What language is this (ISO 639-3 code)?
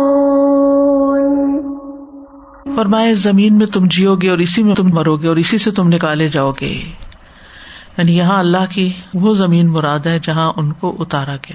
urd